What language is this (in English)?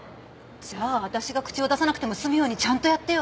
Japanese